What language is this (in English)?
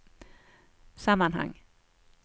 Swedish